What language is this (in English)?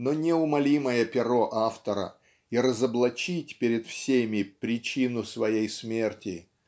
Russian